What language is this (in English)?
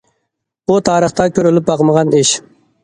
Uyghur